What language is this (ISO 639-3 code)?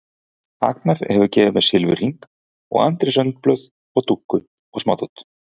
isl